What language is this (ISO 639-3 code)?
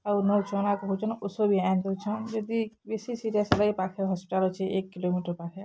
ori